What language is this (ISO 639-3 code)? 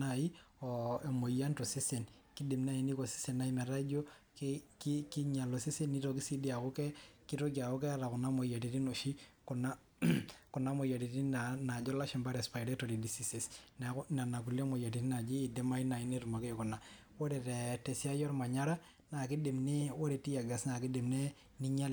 mas